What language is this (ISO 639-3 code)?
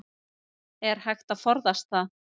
isl